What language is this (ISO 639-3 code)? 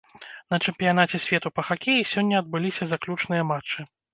bel